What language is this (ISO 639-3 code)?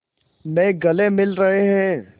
hin